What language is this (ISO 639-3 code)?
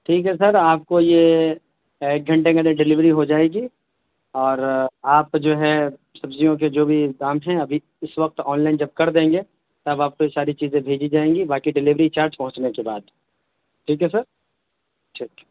urd